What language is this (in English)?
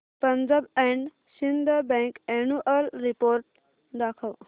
Marathi